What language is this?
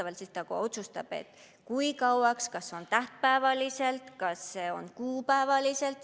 Estonian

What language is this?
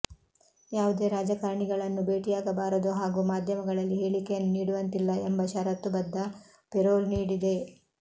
Kannada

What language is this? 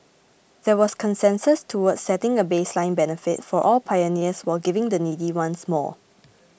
English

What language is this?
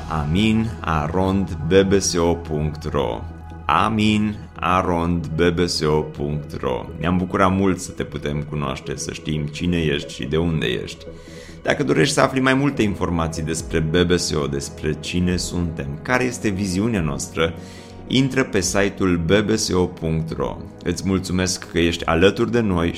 Romanian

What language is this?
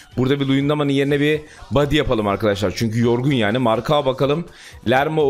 Turkish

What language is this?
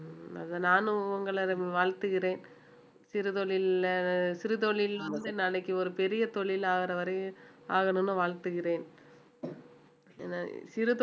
Tamil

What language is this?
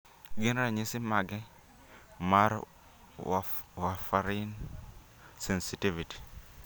Luo (Kenya and Tanzania)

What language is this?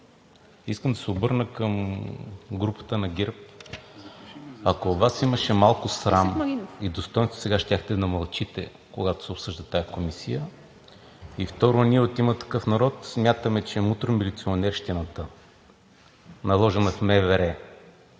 Bulgarian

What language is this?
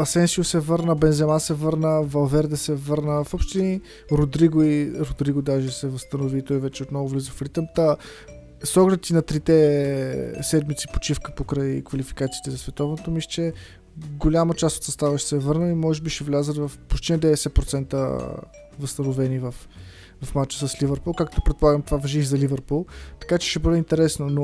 Bulgarian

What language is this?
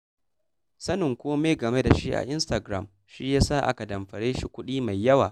Hausa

